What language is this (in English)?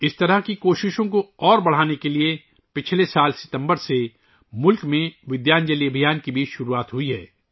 Urdu